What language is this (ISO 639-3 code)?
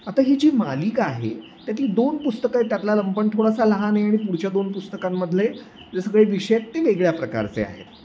mar